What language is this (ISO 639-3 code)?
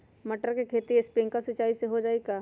mag